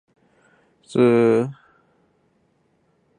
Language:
Chinese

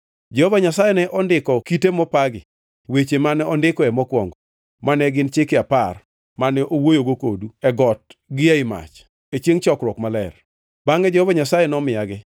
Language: Luo (Kenya and Tanzania)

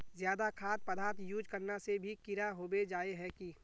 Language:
Magahi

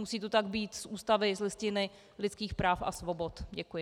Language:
Czech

